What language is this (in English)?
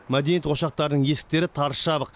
Kazakh